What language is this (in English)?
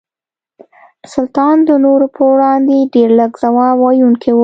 Pashto